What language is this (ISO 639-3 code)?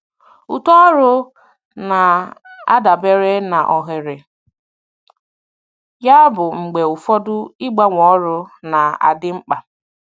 ibo